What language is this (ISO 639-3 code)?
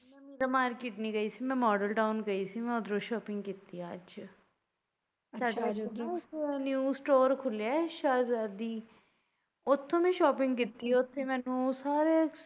pan